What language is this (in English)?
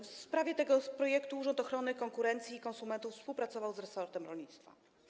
Polish